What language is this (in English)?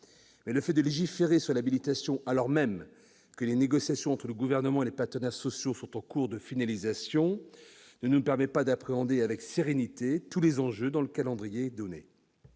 French